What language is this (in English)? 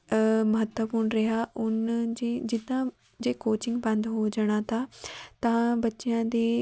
Punjabi